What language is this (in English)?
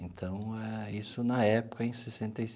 Portuguese